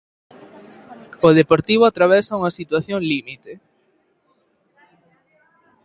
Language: Galician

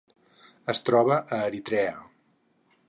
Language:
Catalan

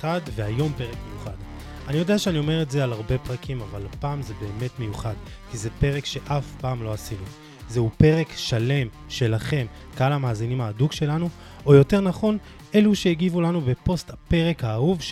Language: Hebrew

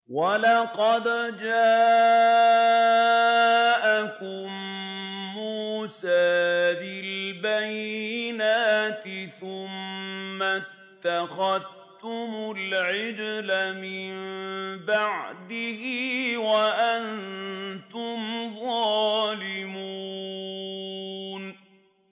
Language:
Arabic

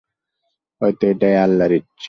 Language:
Bangla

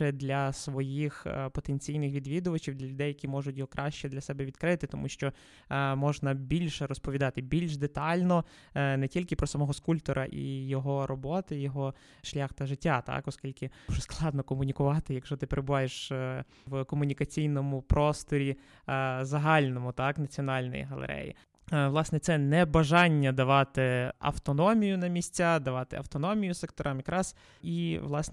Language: Ukrainian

